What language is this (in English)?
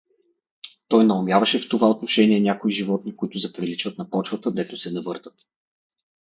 Bulgarian